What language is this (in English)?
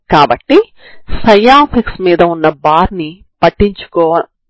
Telugu